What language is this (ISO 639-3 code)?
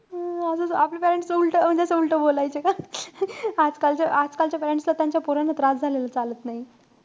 mar